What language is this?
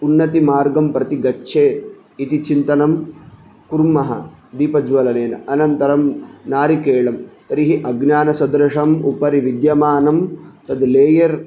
Sanskrit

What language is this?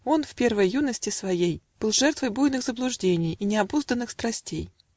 Russian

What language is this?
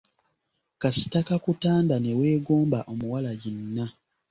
Ganda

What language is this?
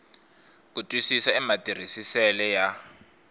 Tsonga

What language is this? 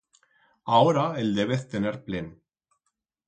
Aragonese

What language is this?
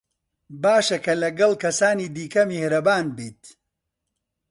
Central Kurdish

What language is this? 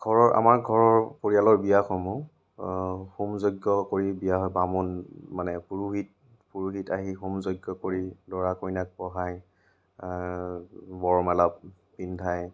Assamese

